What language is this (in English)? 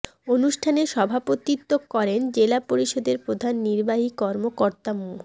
Bangla